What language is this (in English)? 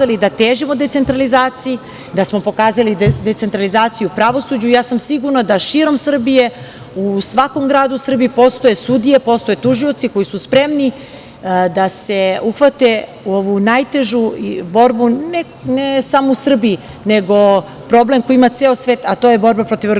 Serbian